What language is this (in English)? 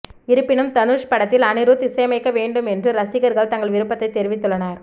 Tamil